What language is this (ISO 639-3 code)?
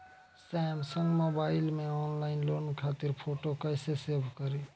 bho